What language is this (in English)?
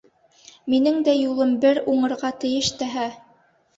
Bashkir